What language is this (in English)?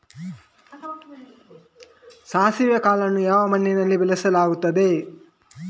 Kannada